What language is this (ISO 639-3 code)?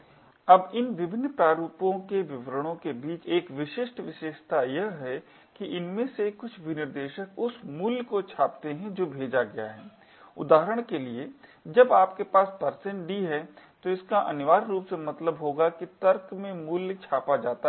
hin